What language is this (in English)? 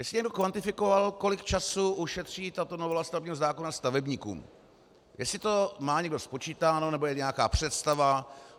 Czech